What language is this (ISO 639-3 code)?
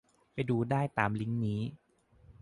tha